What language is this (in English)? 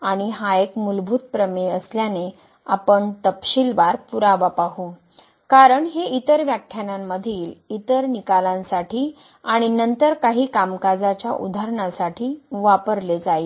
Marathi